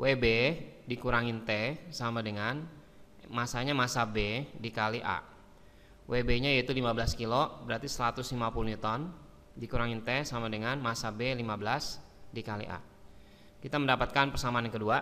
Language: Indonesian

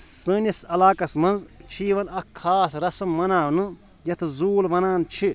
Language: Kashmiri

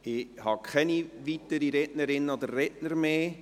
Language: Swiss German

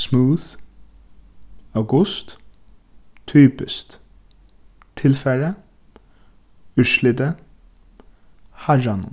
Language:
Faroese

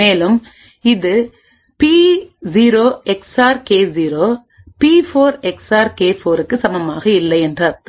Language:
Tamil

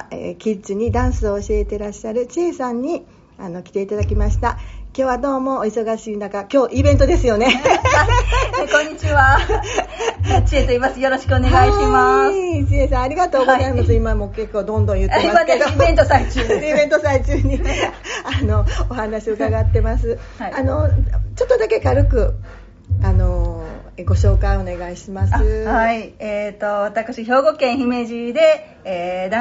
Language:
Japanese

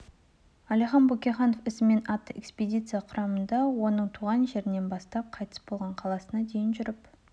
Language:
Kazakh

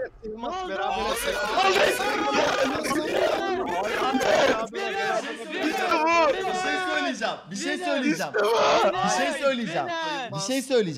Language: Turkish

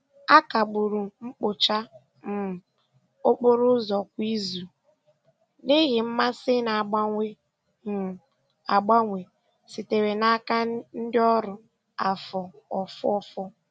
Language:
Igbo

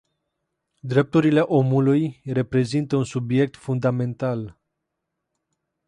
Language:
Romanian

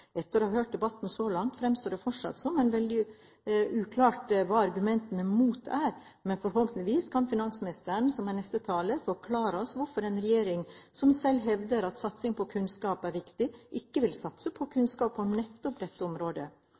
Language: Norwegian Bokmål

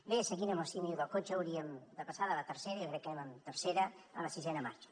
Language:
Catalan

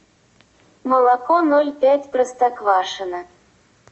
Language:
Russian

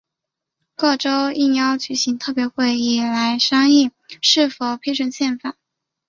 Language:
Chinese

